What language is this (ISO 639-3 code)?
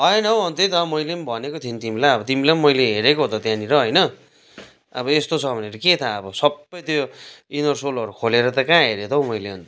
nep